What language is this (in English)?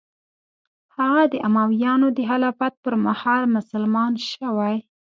Pashto